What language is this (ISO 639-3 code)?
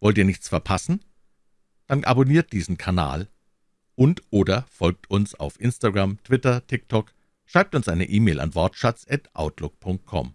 deu